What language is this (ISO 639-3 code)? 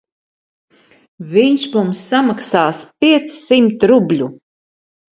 lav